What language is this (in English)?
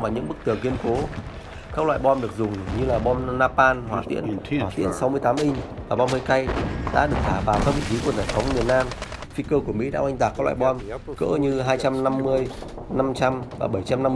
Vietnamese